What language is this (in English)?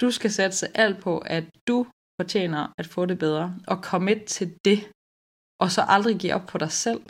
Danish